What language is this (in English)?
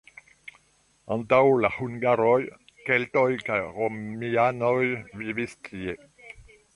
Esperanto